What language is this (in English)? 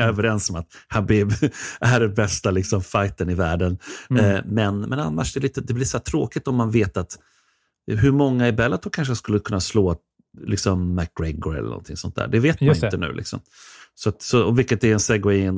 Swedish